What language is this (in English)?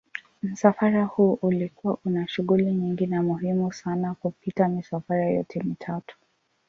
Swahili